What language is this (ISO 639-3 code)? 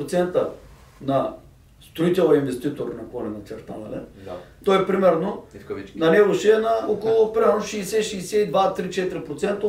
bul